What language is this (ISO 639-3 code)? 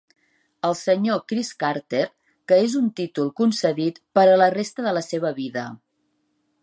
cat